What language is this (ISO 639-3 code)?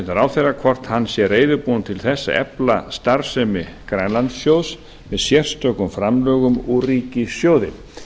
isl